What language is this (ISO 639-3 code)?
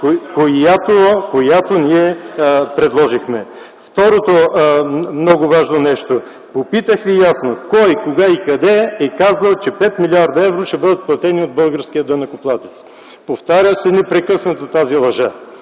bul